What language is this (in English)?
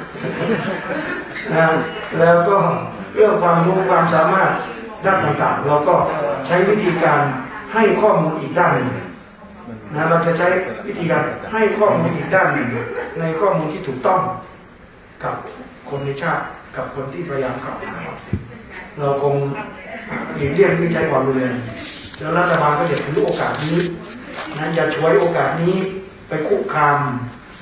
Thai